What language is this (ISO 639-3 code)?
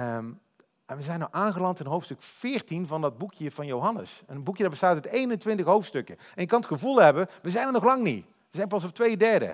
nld